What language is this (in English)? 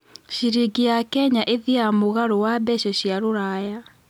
Kikuyu